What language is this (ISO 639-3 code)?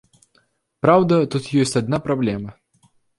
bel